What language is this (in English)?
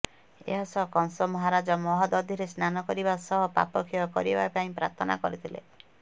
Odia